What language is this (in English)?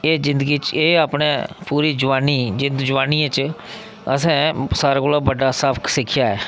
Dogri